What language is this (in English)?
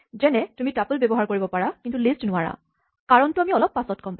Assamese